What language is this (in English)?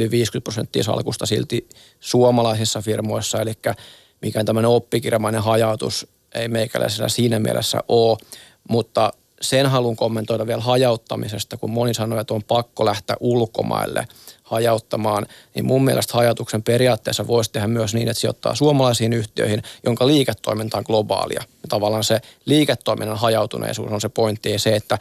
Finnish